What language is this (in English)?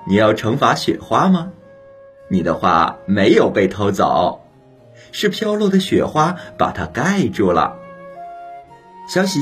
Chinese